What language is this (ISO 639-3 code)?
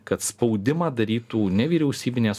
lit